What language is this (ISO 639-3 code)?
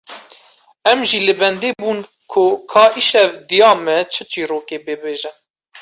kur